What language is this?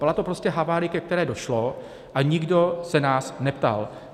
Czech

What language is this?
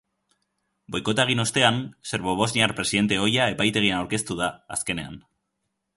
Basque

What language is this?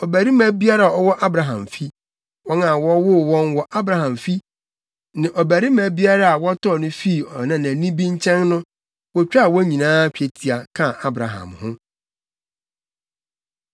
Akan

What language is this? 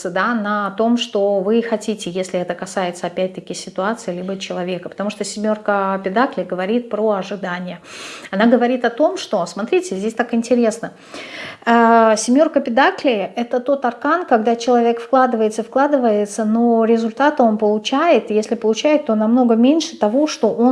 Russian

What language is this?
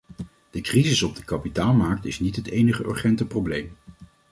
Dutch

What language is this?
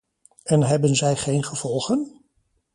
Dutch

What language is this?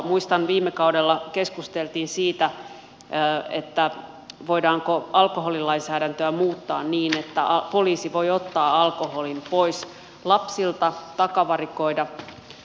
Finnish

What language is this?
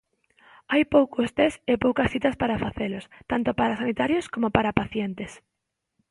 Galician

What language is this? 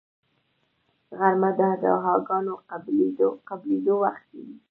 Pashto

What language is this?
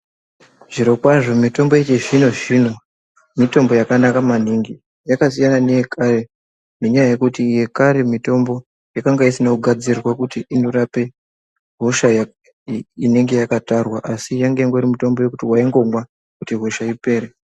Ndau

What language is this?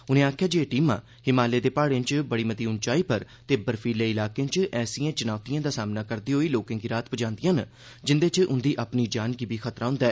Dogri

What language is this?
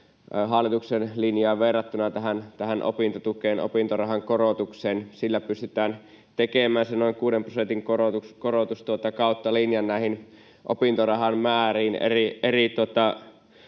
Finnish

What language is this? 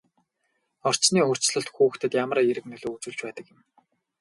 Mongolian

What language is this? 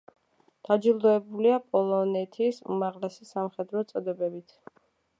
Georgian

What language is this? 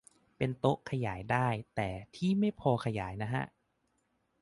Thai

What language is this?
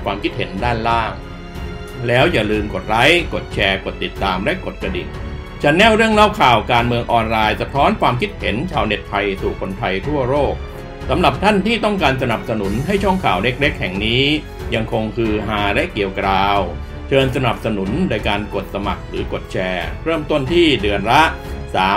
Thai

